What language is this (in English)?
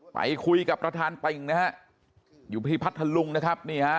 Thai